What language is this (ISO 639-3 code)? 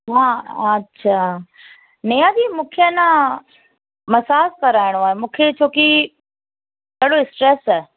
snd